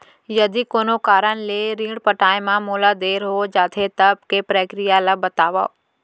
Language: Chhattisgarhi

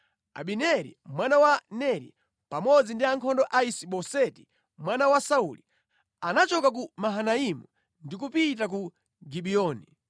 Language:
Nyanja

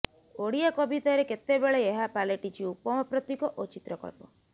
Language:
Odia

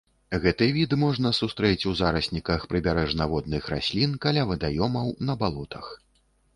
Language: Belarusian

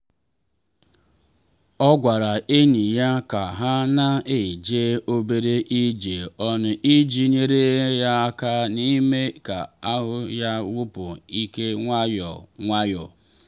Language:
Igbo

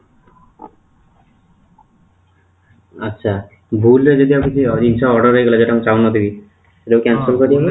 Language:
Odia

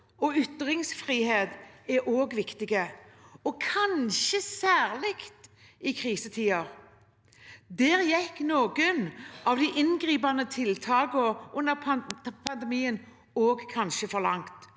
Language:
Norwegian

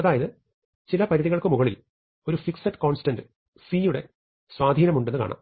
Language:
Malayalam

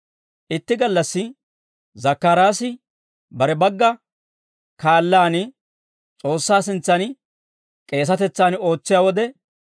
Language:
Dawro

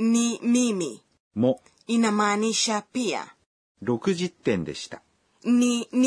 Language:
Swahili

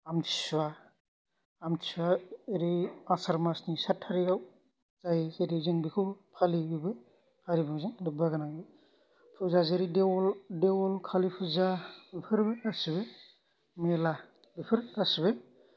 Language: Bodo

